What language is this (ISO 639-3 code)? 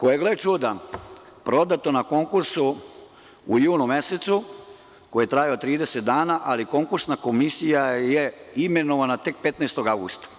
srp